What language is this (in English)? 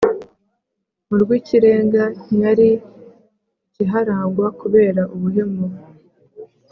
Kinyarwanda